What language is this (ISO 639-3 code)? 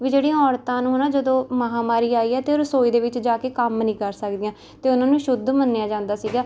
pan